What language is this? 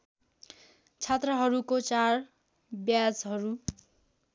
Nepali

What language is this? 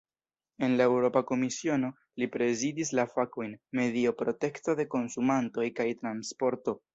Esperanto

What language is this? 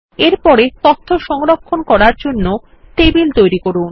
Bangla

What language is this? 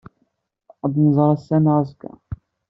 Kabyle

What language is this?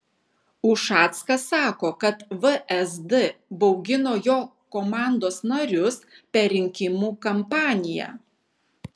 Lithuanian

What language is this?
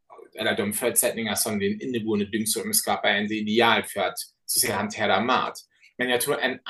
Swedish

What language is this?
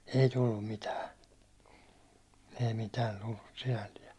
Finnish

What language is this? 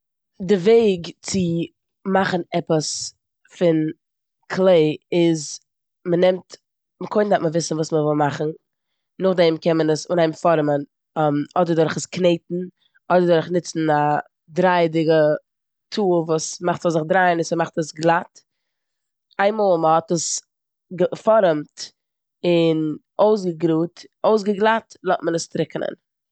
Yiddish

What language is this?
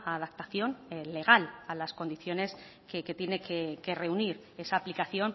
Spanish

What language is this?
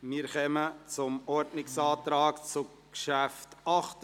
Swiss German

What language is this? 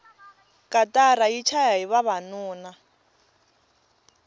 Tsonga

